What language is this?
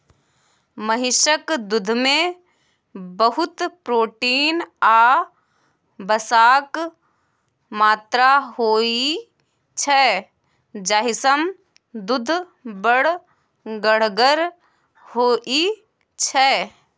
Maithili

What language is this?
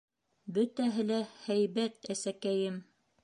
Bashkir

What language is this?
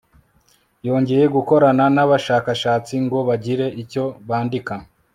Kinyarwanda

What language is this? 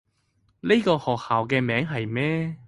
Cantonese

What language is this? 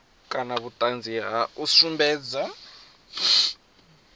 Venda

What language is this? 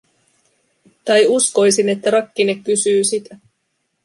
Finnish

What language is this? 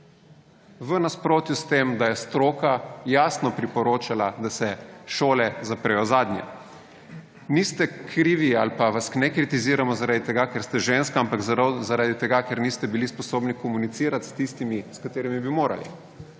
Slovenian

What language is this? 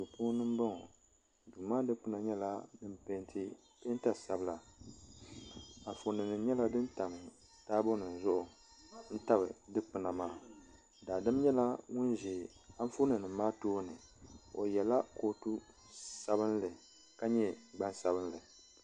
Dagbani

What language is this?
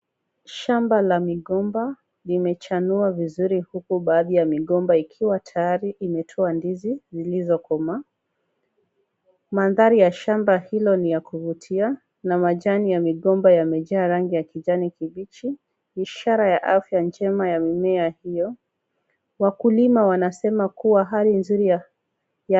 Swahili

